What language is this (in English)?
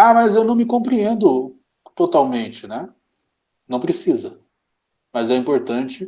Portuguese